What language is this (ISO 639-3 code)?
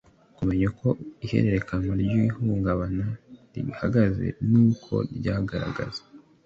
kin